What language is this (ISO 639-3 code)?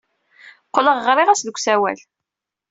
kab